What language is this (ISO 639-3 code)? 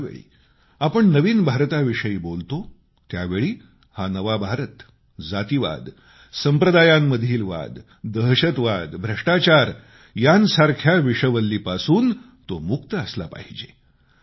mar